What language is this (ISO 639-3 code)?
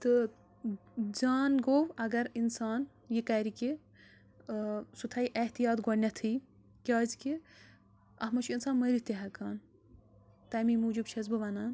kas